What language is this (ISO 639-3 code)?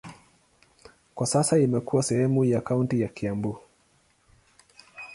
swa